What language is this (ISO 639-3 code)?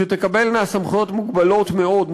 heb